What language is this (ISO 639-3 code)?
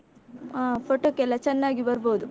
kan